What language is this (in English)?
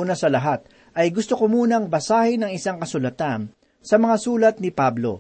Filipino